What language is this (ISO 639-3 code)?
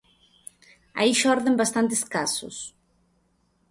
glg